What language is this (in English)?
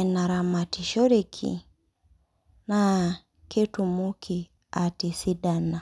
Masai